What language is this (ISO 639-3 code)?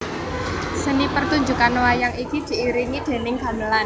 jav